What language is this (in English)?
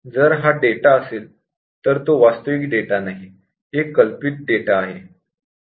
Marathi